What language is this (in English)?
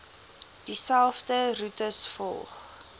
Afrikaans